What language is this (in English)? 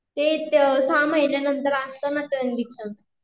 Marathi